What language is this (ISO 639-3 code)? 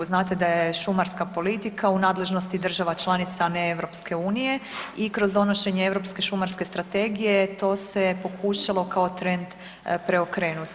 hrv